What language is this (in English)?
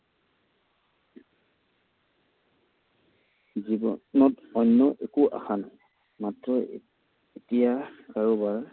Assamese